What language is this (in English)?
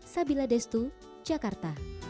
Indonesian